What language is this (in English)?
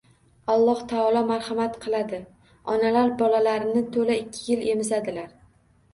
Uzbek